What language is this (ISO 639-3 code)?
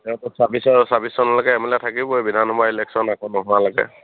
asm